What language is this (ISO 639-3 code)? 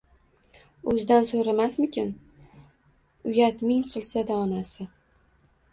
uzb